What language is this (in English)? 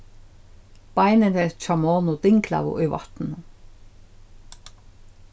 Faroese